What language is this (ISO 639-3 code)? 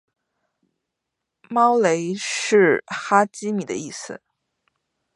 zho